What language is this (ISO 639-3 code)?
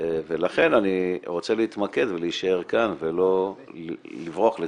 heb